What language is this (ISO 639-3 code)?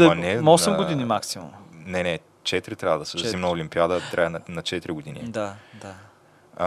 bul